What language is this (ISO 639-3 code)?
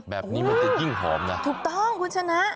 tha